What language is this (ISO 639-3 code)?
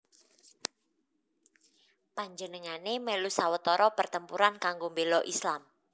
jav